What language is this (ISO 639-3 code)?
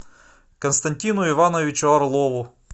rus